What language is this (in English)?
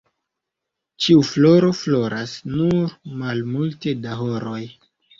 Esperanto